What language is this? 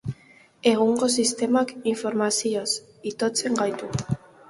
Basque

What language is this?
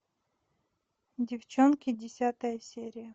Russian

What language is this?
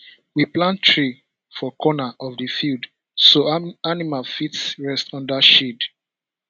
Nigerian Pidgin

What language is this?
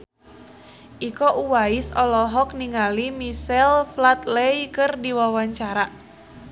Sundanese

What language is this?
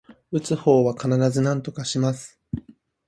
Japanese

